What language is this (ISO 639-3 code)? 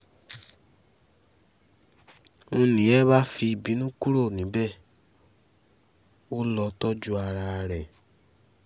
yor